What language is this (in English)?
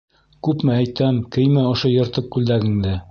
Bashkir